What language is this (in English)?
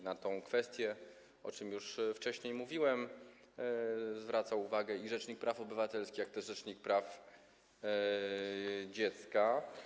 Polish